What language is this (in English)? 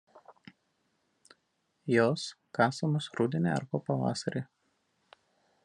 Lithuanian